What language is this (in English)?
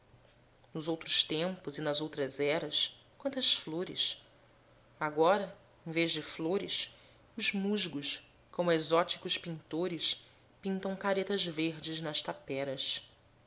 Portuguese